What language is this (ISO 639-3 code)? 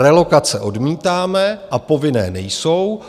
ces